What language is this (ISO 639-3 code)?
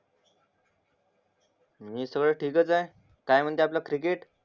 mar